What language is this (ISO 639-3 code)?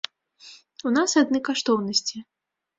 bel